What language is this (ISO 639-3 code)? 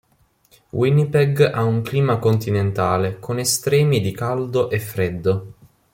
ita